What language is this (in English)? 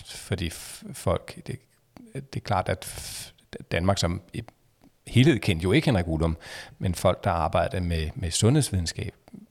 Danish